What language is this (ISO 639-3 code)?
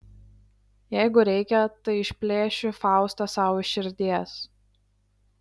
lit